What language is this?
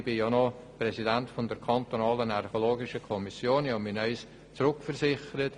Swiss German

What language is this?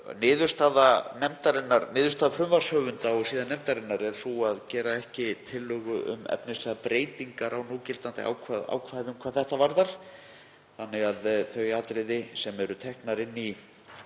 Icelandic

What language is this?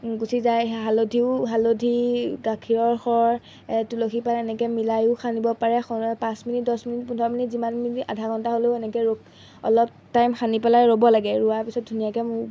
Assamese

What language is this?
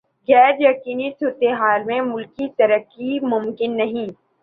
Urdu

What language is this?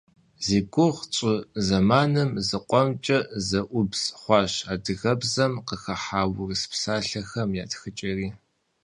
Kabardian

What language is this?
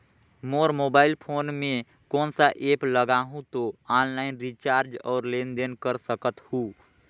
Chhattisgarhi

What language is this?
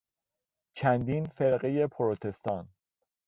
Persian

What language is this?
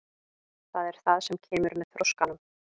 Icelandic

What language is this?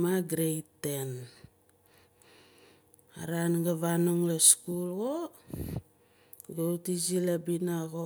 Nalik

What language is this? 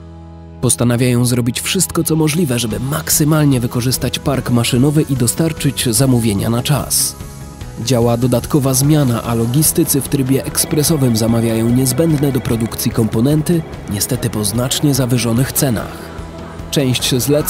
Polish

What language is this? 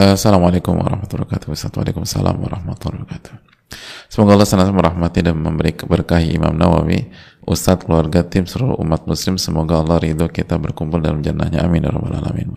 Indonesian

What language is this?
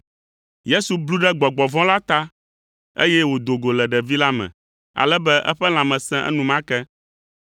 Ewe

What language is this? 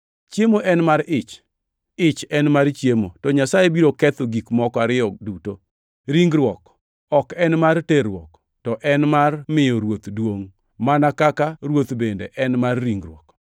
Luo (Kenya and Tanzania)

